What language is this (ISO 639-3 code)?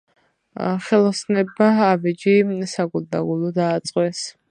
kat